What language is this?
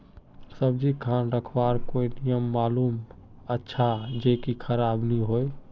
Magahi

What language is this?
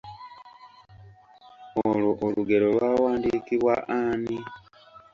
Ganda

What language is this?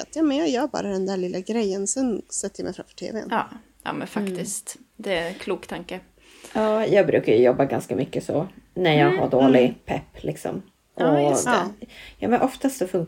Swedish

